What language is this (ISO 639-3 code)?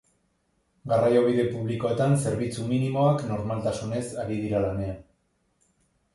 eus